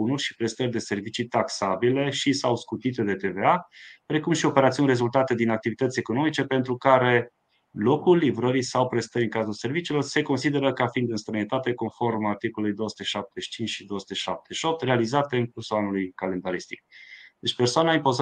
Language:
Romanian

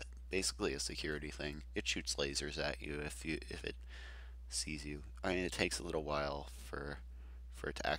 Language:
English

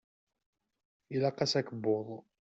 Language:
Kabyle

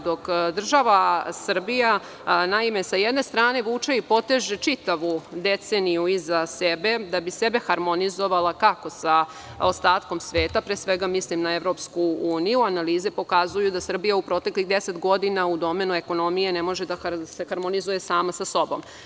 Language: Serbian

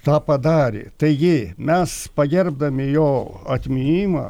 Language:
Lithuanian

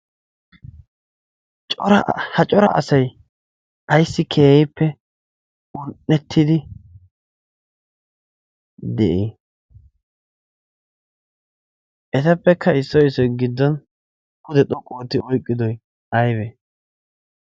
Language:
Wolaytta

